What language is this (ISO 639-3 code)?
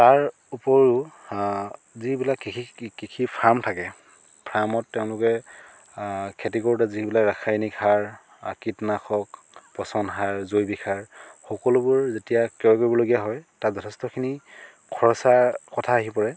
asm